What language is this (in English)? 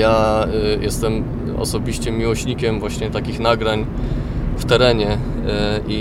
Polish